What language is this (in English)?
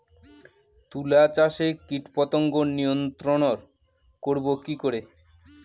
Bangla